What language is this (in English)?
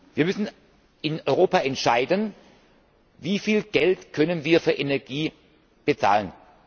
German